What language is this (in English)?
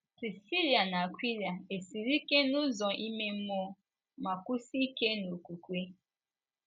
Igbo